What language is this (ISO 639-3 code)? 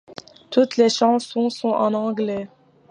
fra